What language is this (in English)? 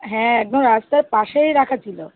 Bangla